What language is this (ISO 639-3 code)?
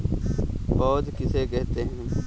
hin